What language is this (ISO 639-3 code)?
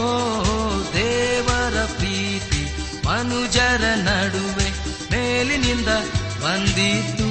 kan